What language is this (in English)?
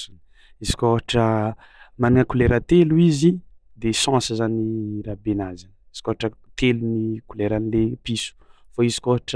Tsimihety Malagasy